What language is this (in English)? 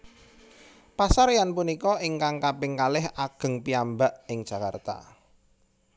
Javanese